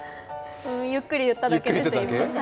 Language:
Japanese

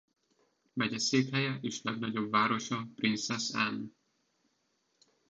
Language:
Hungarian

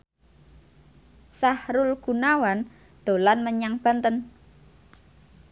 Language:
Javanese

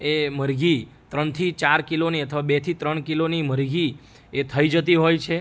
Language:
Gujarati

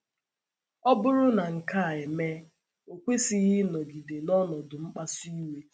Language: Igbo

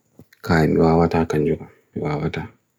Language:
Bagirmi Fulfulde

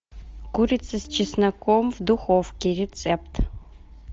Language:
Russian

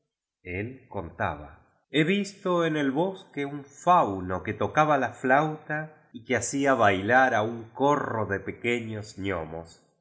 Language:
Spanish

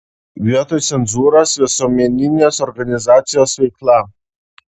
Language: Lithuanian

